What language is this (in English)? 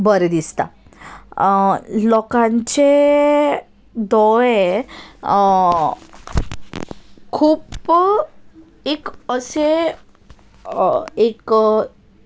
Konkani